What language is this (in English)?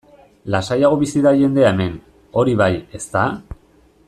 Basque